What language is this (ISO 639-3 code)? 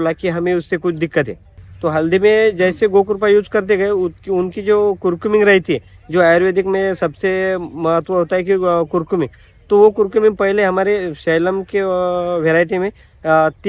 hin